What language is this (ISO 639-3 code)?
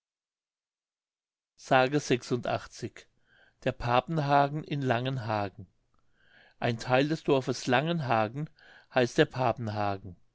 deu